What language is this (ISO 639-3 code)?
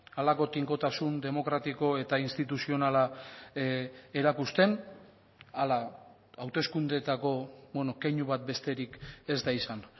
eus